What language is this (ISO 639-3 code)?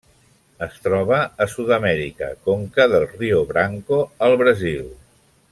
cat